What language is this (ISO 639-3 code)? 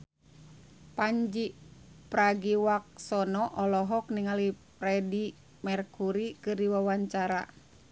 sun